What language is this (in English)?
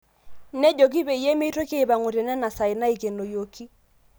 Masai